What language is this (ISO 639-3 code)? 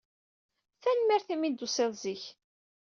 kab